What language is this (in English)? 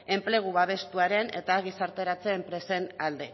Basque